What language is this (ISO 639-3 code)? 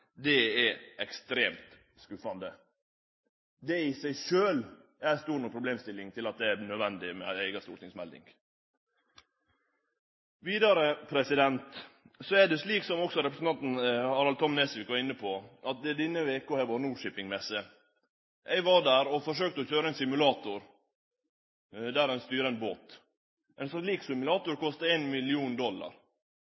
nno